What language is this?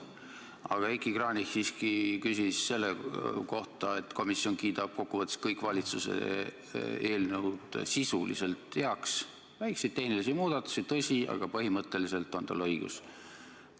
Estonian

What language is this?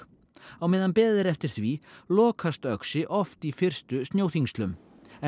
Icelandic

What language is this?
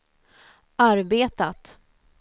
Swedish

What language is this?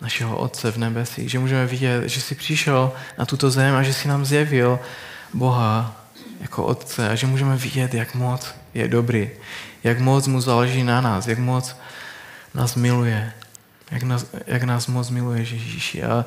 Czech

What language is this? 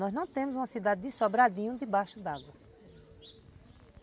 Portuguese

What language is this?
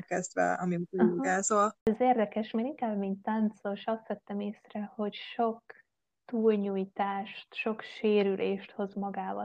Hungarian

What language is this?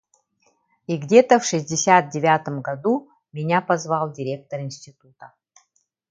Yakut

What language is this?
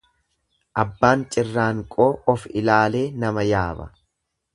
Oromo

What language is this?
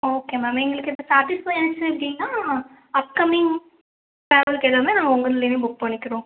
Tamil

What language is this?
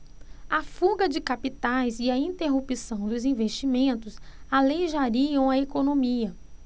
Portuguese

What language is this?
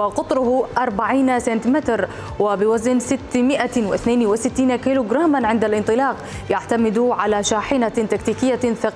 Arabic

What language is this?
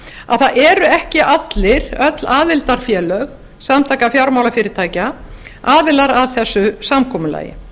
Icelandic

